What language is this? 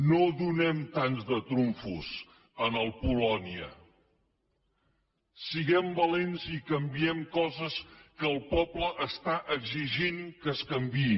Catalan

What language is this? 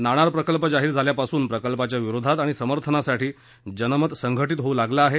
Marathi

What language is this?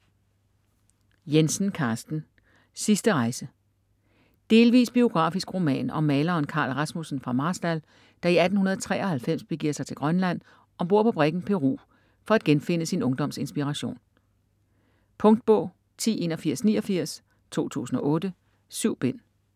Danish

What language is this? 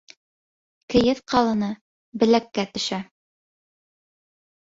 Bashkir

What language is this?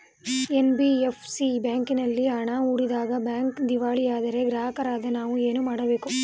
Kannada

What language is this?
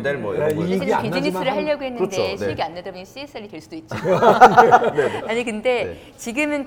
Korean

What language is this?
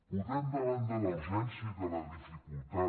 Catalan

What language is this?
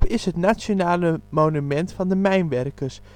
Dutch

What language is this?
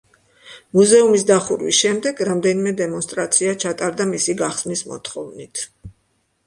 Georgian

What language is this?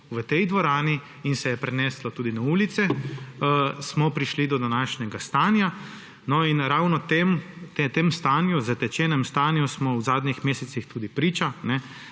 Slovenian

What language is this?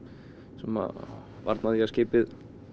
Icelandic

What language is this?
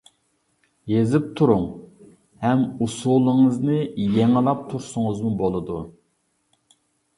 Uyghur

